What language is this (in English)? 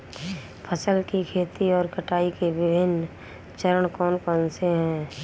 Hindi